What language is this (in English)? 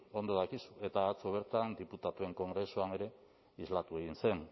Basque